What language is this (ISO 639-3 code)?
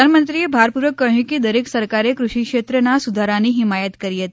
guj